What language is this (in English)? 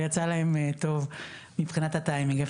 Hebrew